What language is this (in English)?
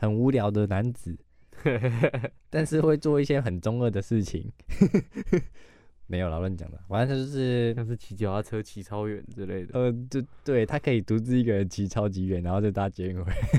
Chinese